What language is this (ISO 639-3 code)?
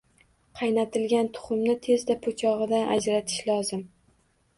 uzb